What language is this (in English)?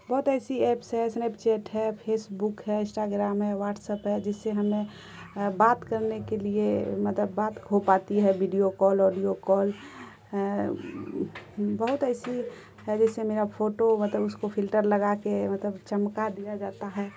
Urdu